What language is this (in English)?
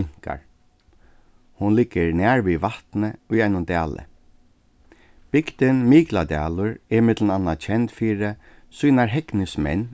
Faroese